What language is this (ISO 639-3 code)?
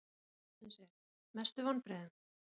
isl